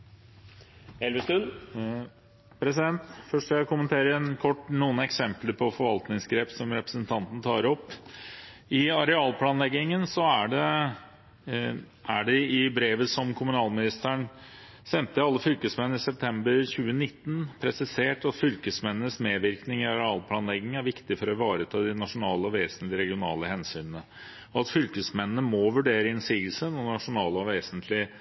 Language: Norwegian Bokmål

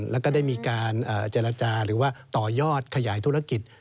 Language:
Thai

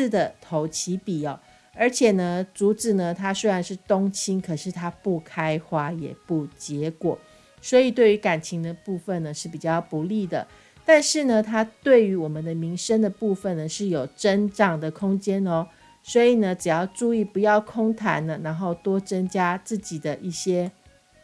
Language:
Chinese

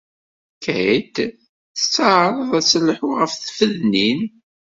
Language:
Kabyle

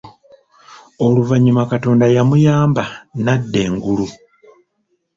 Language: Ganda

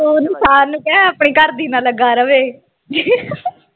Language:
Punjabi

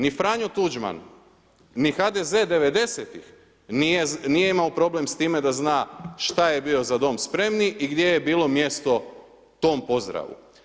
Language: Croatian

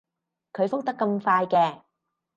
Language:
Cantonese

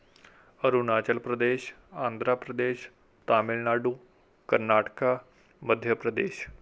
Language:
Punjabi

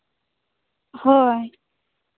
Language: Santali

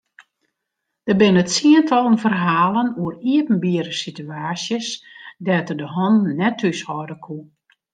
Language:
Western Frisian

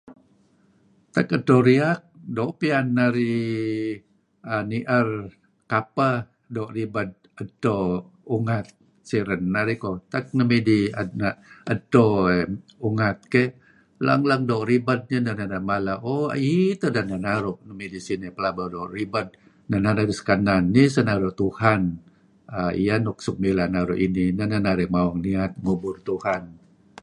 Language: Kelabit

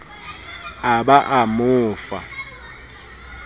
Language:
Southern Sotho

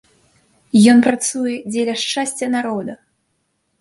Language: Belarusian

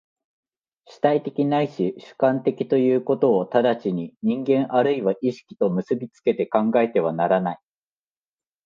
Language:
Japanese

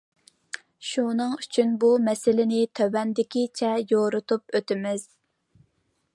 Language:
Uyghur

